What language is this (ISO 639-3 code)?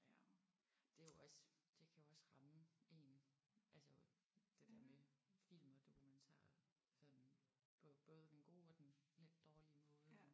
dan